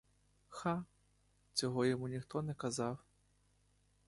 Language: Ukrainian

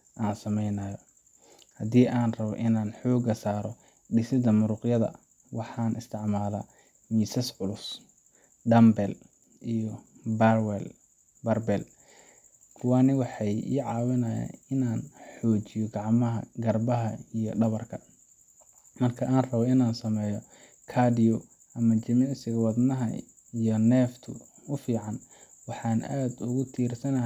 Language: Somali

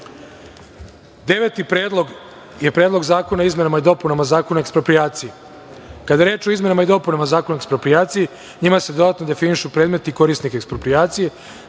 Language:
Serbian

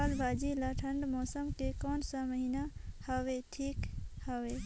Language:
Chhattisgarhi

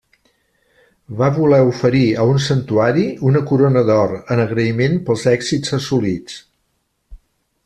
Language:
Catalan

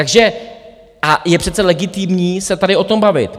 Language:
Czech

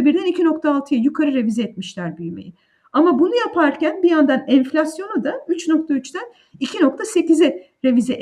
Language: Turkish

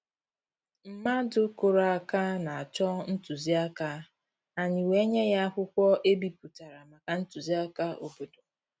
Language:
Igbo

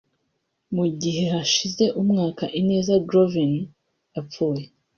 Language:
Kinyarwanda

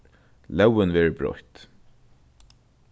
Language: Faroese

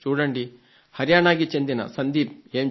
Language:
Telugu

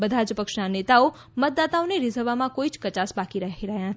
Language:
Gujarati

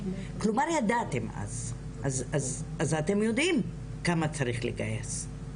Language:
Hebrew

